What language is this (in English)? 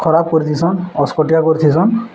Odia